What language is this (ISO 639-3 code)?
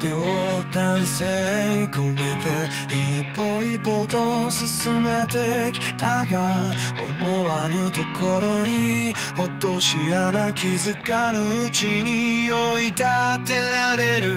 ron